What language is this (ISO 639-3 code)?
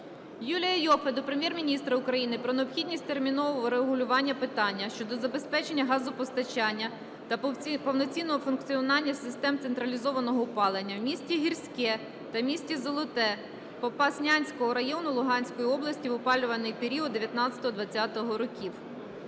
ukr